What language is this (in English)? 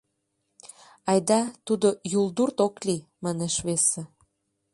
Mari